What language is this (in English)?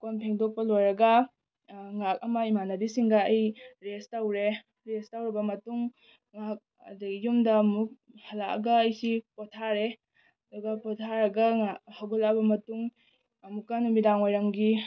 Manipuri